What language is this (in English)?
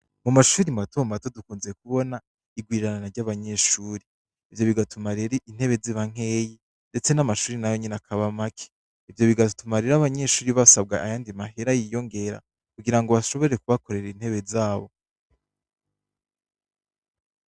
Rundi